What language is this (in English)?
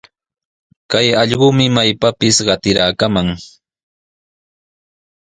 Sihuas Ancash Quechua